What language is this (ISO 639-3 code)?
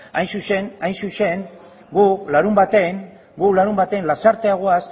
eus